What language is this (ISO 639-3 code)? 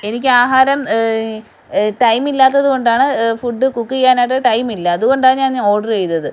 mal